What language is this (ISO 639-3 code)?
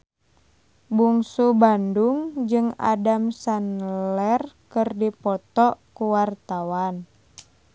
sun